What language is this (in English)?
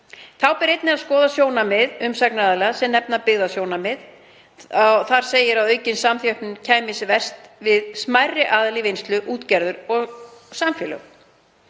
Icelandic